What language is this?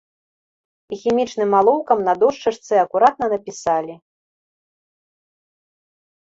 Belarusian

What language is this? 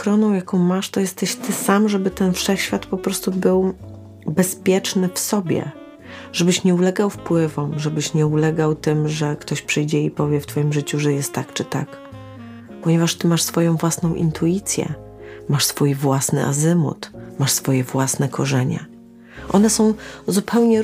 Polish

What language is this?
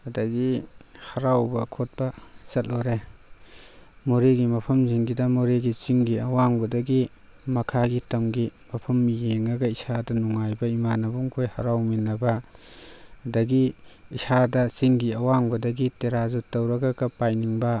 Manipuri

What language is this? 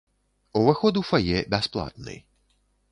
Belarusian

